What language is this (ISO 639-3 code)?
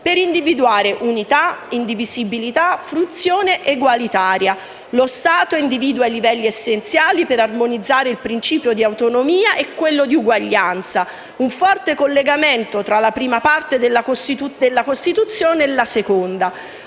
ita